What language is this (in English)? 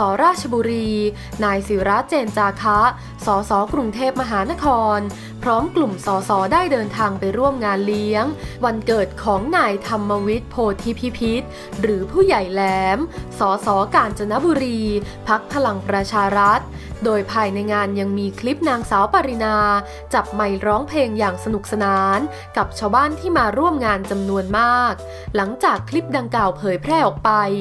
Thai